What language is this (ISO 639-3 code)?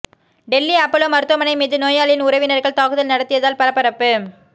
tam